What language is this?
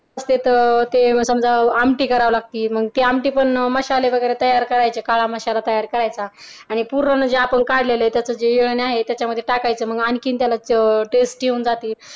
Marathi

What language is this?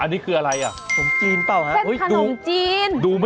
Thai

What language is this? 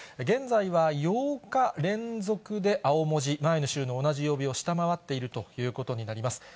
Japanese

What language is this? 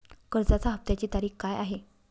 Marathi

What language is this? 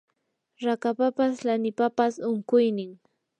Yanahuanca Pasco Quechua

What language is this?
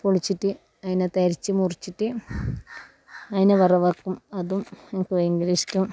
Malayalam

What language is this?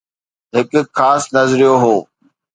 Sindhi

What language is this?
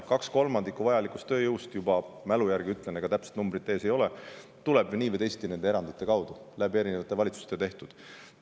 Estonian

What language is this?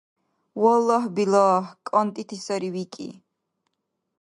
Dargwa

